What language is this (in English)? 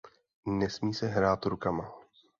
Czech